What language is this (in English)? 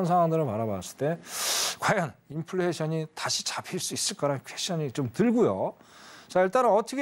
Korean